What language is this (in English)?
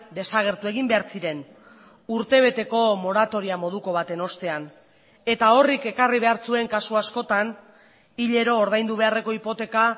Basque